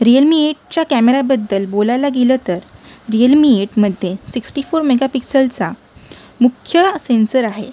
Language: Marathi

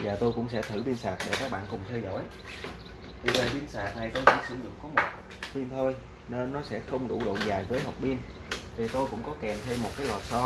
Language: Vietnamese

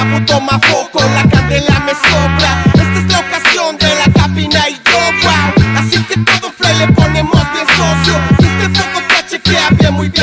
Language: Dutch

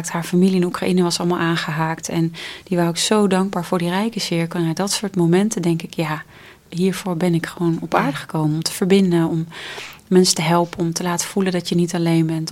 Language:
Dutch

